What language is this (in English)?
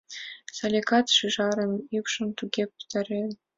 Mari